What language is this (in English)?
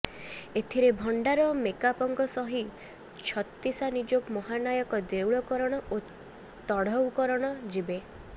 Odia